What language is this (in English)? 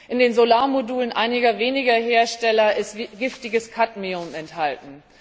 German